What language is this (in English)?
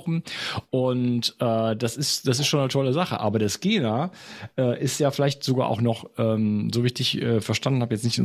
German